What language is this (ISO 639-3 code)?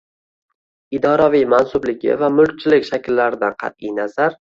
uzb